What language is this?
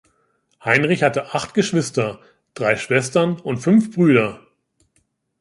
German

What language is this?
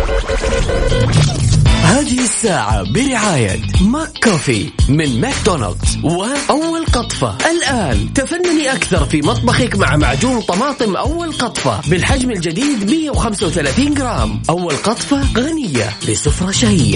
Arabic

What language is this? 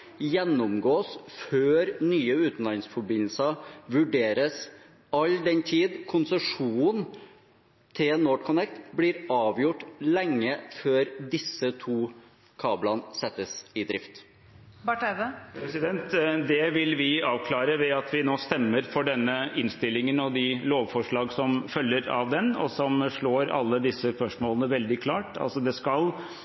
Norwegian Bokmål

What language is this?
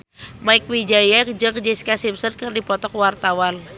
Sundanese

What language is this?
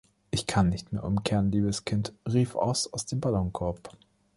German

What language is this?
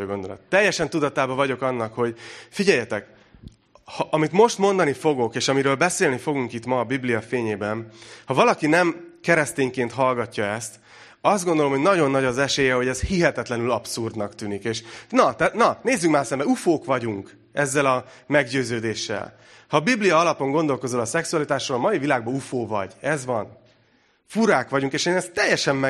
Hungarian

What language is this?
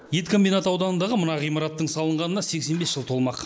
Kazakh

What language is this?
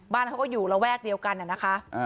Thai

